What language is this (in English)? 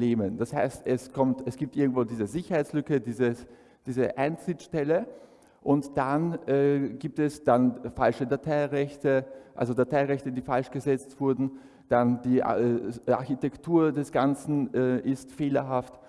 German